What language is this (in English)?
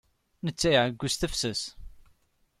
Kabyle